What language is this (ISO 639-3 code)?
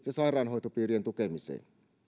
fin